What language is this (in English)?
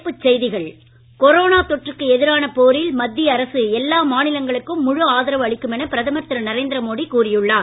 Tamil